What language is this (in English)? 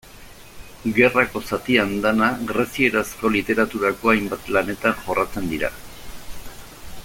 Basque